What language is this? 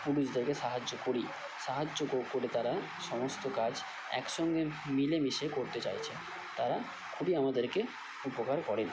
Bangla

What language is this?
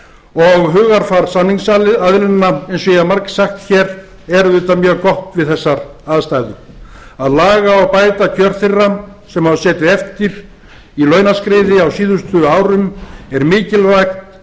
Icelandic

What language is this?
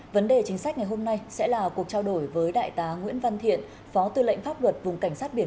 Vietnamese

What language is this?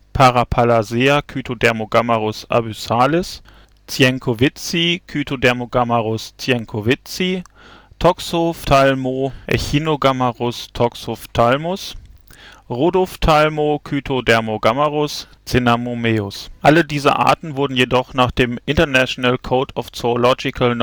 German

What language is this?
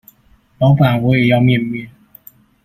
Chinese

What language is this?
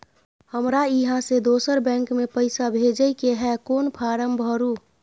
Maithili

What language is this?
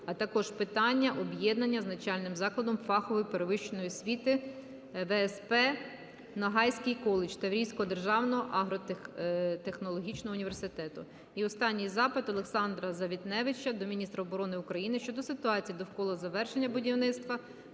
Ukrainian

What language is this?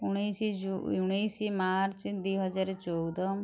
Odia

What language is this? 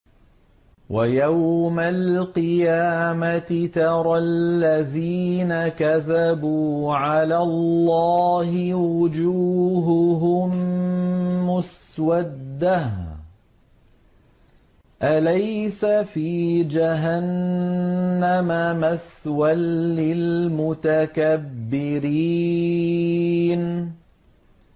Arabic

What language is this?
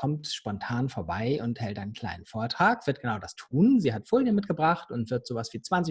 German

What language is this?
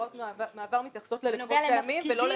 Hebrew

